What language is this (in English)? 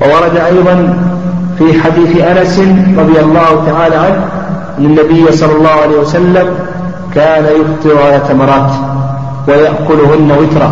Arabic